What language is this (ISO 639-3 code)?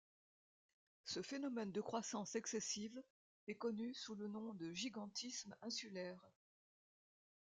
fra